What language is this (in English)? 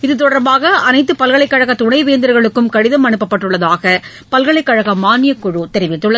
Tamil